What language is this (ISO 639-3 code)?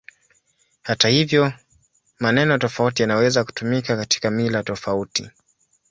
swa